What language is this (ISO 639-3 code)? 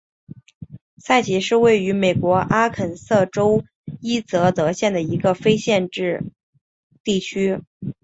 zho